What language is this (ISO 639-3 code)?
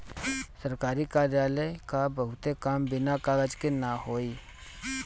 bho